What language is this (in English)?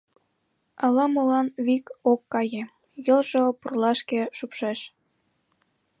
Mari